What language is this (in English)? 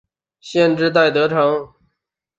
Chinese